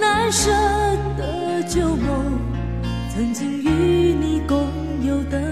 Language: Chinese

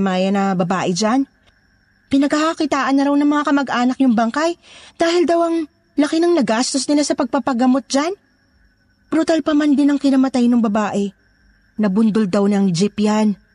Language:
Filipino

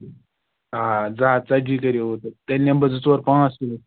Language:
Kashmiri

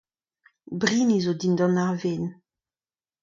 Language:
Breton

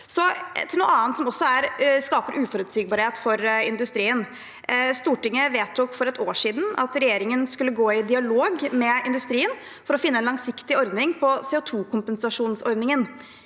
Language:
Norwegian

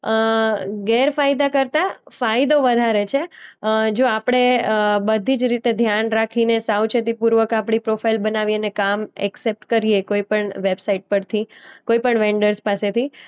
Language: Gujarati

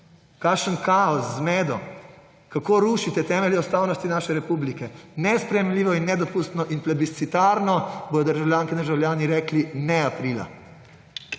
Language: Slovenian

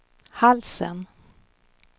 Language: Swedish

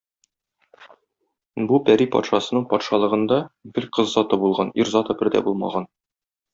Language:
Tatar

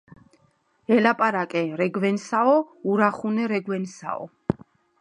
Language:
Georgian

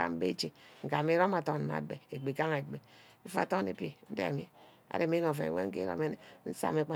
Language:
Ubaghara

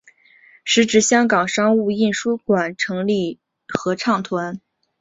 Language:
Chinese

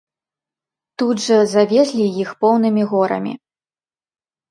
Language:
Belarusian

